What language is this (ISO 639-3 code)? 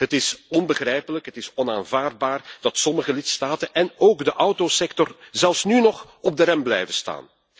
nld